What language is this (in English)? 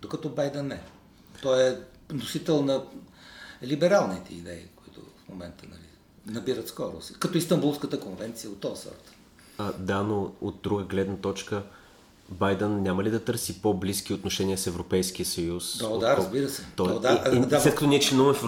Bulgarian